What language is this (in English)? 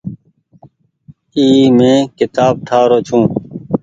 Goaria